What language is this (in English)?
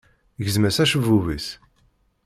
Kabyle